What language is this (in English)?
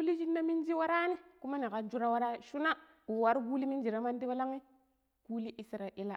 Pero